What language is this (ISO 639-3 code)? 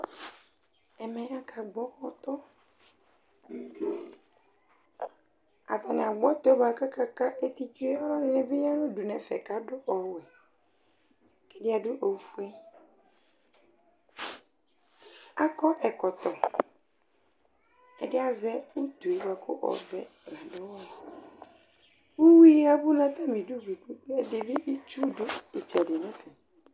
kpo